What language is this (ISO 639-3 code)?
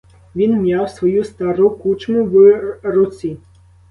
ukr